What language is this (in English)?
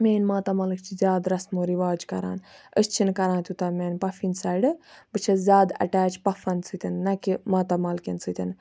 Kashmiri